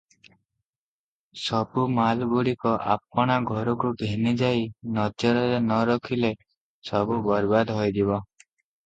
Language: Odia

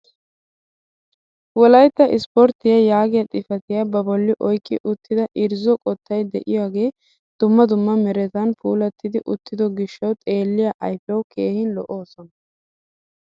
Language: Wolaytta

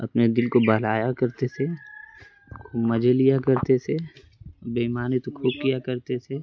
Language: Urdu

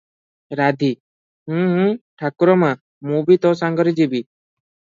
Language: Odia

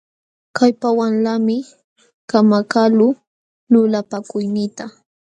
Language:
Jauja Wanca Quechua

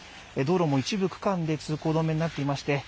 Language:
Japanese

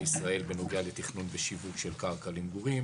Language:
Hebrew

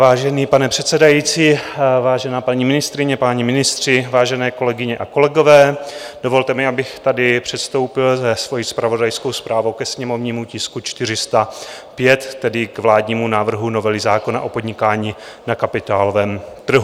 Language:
Czech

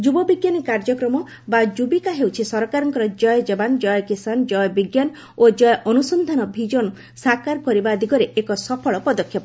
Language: Odia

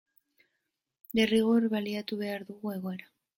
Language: Basque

